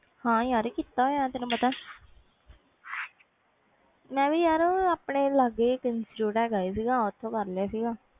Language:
Punjabi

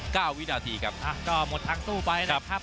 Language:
Thai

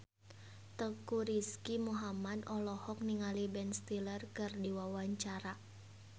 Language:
Sundanese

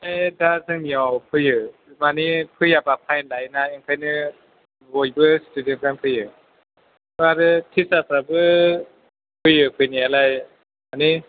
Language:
Bodo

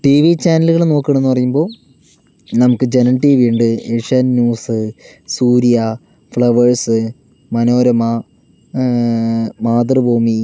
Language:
Malayalam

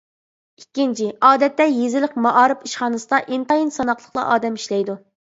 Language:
Uyghur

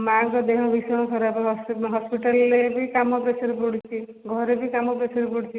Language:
Odia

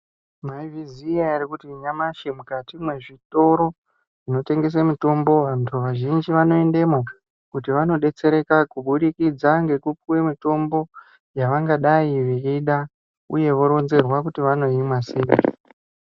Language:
Ndau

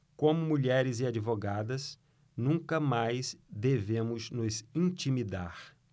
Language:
Portuguese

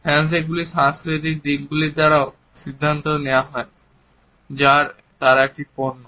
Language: Bangla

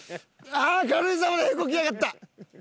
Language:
Japanese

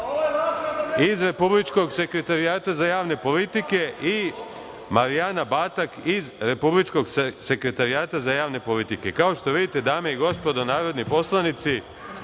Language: Serbian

